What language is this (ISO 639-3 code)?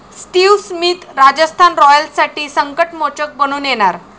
mar